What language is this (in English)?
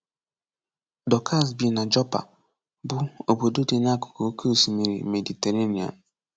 Igbo